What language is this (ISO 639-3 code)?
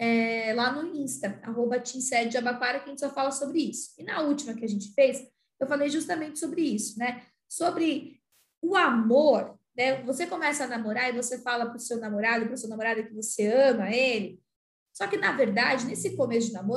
por